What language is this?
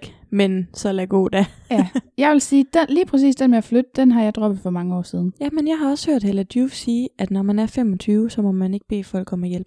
Danish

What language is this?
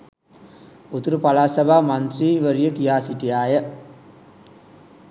Sinhala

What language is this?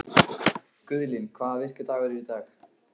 Icelandic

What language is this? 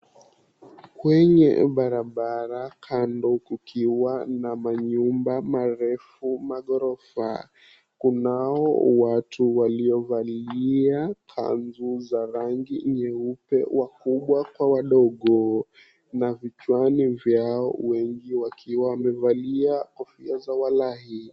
Swahili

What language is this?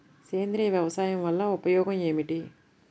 Telugu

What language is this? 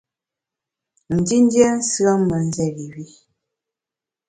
Bamun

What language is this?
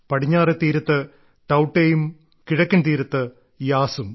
Malayalam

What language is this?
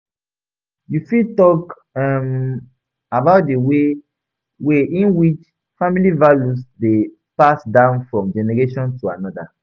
Nigerian Pidgin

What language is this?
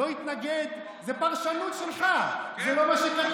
Hebrew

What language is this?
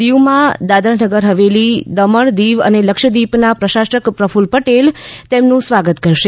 Gujarati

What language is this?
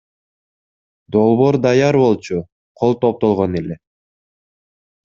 Kyrgyz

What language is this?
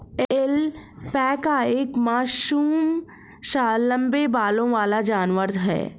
Hindi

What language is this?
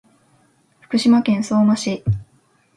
Japanese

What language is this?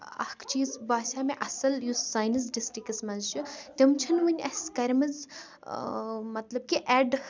Kashmiri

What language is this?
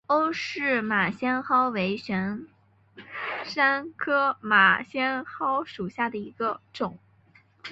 Chinese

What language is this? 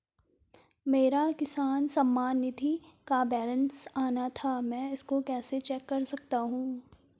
Hindi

